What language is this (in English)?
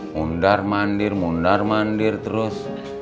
Indonesian